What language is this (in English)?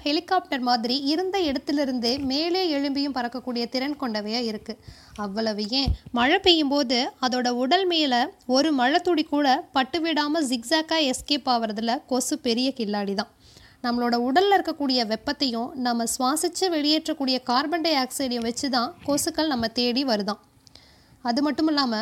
Tamil